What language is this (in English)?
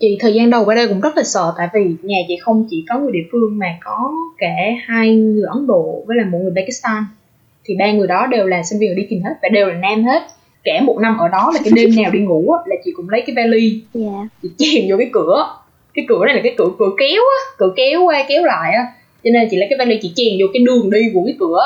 Vietnamese